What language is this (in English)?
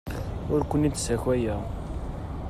Kabyle